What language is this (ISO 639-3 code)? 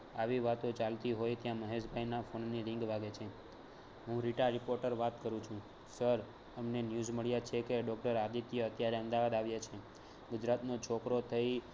guj